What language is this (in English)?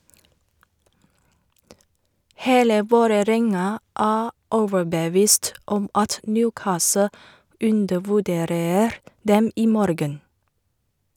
Norwegian